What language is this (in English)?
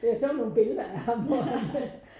Danish